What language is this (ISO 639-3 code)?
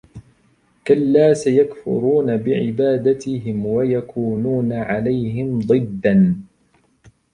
ara